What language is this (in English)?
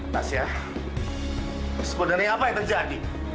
Indonesian